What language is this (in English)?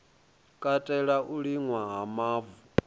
Venda